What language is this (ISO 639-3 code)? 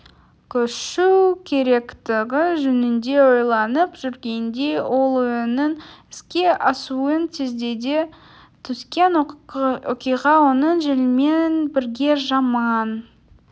kaz